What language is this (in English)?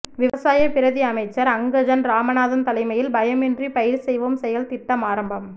Tamil